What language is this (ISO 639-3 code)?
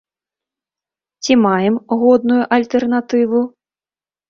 bel